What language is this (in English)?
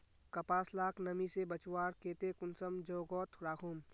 Magahi